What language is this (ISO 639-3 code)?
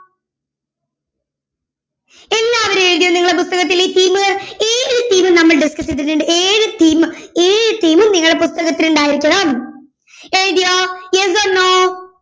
mal